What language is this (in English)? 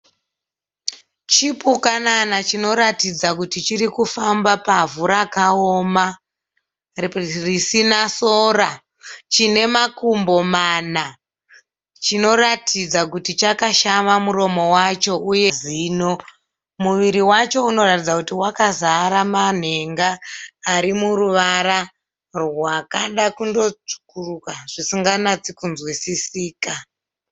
Shona